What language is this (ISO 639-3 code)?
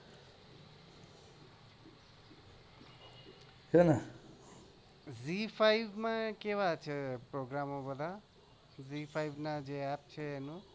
guj